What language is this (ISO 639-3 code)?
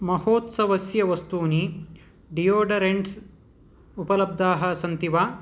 san